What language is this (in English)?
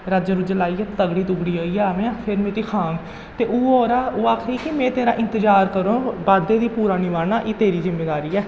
Dogri